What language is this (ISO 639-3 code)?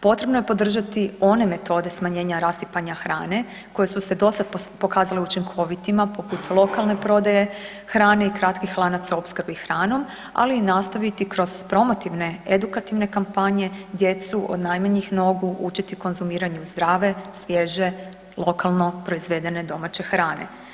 hrv